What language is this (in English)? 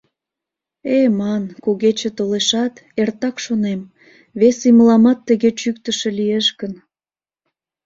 Mari